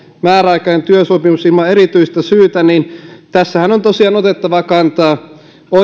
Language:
Finnish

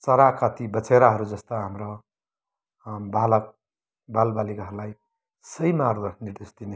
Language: Nepali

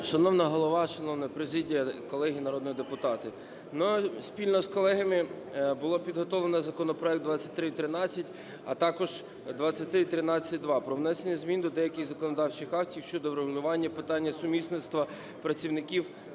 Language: Ukrainian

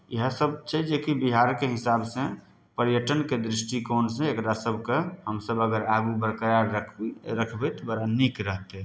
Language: Maithili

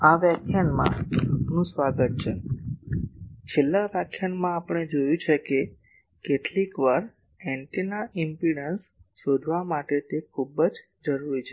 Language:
Gujarati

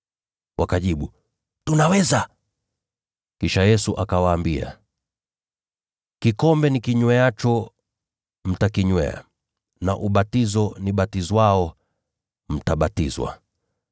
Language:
Swahili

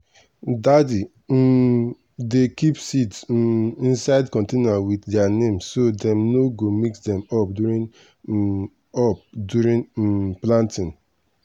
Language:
Nigerian Pidgin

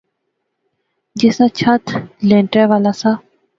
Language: Pahari-Potwari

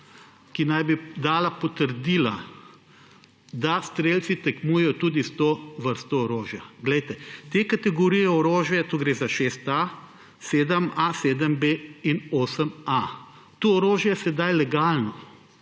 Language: Slovenian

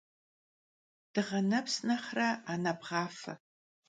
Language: Kabardian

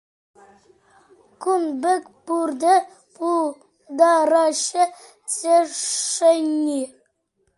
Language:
Chuvash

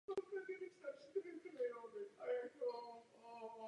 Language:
Czech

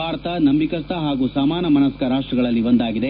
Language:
Kannada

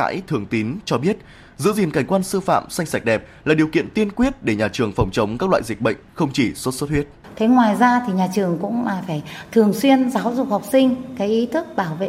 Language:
Vietnamese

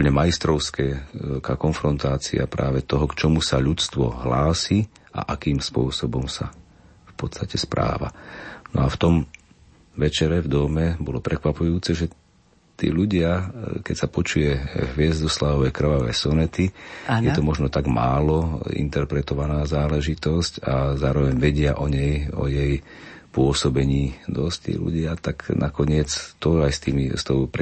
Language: Slovak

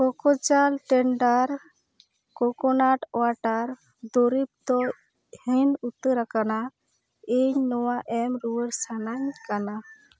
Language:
Santali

